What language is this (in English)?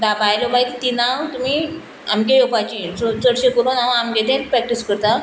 Konkani